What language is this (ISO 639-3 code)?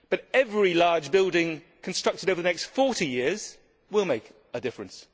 eng